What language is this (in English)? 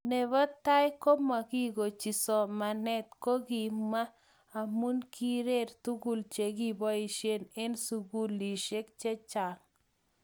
Kalenjin